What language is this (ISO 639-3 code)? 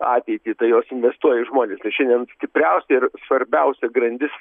lit